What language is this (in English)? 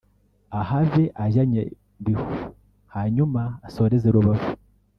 Kinyarwanda